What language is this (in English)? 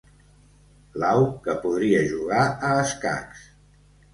Catalan